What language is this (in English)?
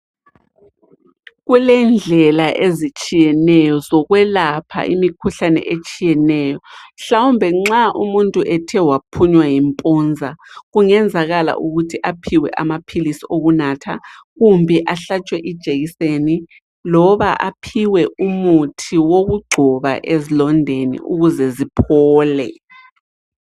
North Ndebele